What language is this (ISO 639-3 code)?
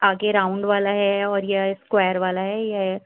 urd